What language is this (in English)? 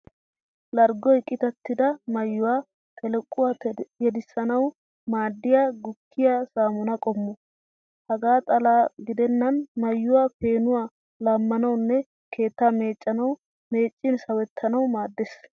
Wolaytta